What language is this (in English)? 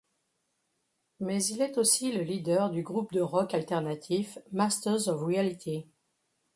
French